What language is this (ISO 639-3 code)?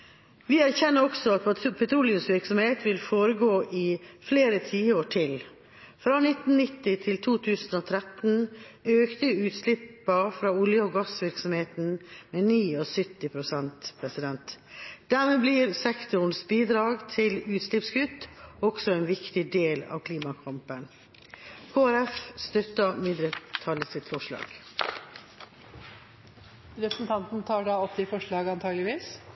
nor